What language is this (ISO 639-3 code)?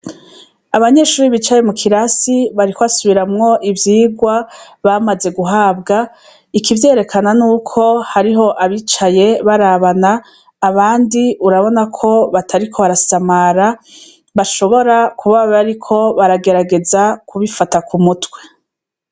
run